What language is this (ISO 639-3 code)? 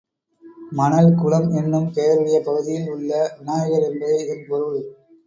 tam